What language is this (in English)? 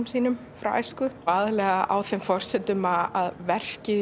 Icelandic